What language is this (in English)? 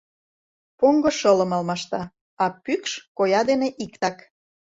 Mari